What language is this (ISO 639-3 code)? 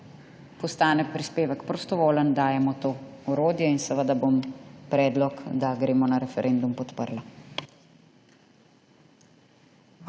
slv